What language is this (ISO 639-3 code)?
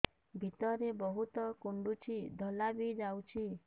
ori